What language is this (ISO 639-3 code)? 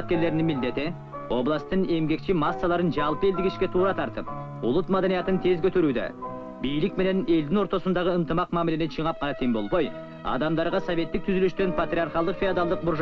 tur